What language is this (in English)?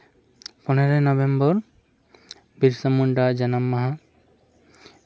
Santali